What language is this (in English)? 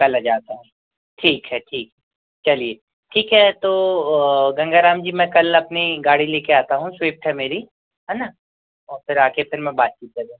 Hindi